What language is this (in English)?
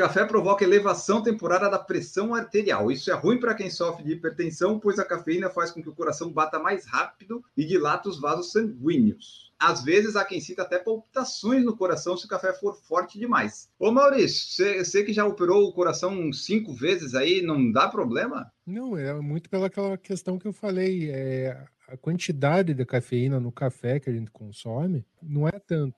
Portuguese